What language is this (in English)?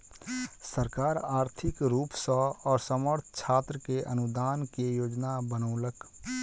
Maithili